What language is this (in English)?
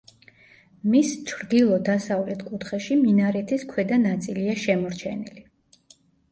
Georgian